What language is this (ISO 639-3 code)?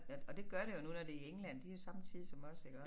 dan